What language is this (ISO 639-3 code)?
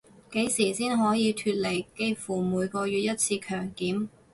yue